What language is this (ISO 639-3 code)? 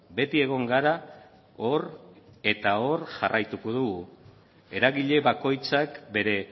eus